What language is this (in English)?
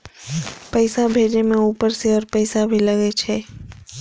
Maithili